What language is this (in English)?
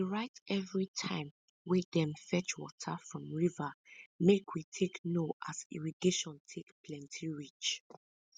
Nigerian Pidgin